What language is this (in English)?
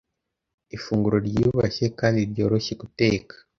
Kinyarwanda